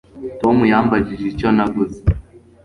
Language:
Kinyarwanda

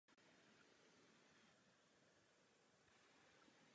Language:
Czech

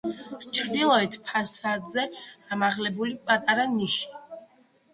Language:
Georgian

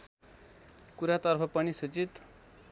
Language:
Nepali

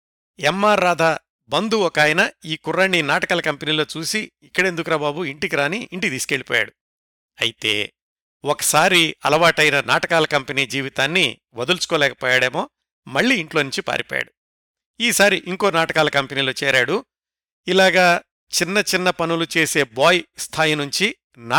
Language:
Telugu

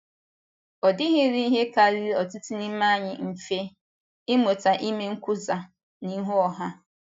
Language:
Igbo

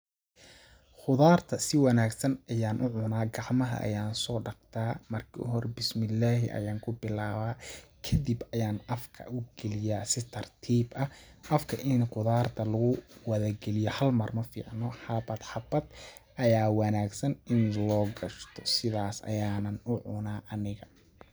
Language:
Somali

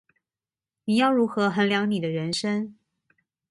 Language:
Chinese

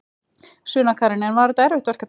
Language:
Icelandic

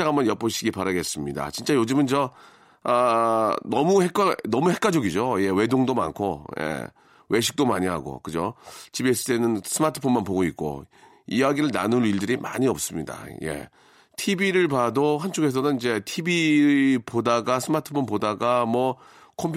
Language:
Korean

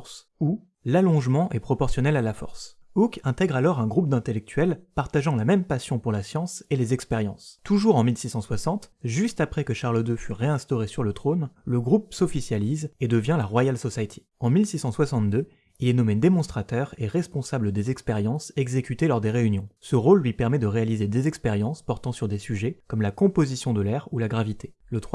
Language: French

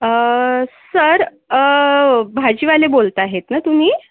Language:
Marathi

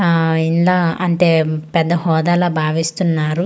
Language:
Telugu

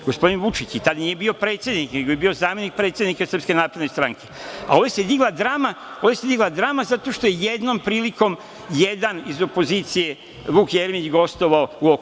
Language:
Serbian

